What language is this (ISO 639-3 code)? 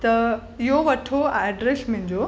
snd